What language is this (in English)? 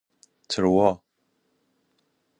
Persian